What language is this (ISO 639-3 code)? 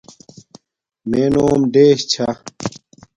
dmk